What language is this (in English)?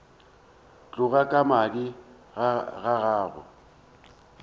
Northern Sotho